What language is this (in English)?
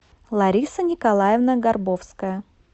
Russian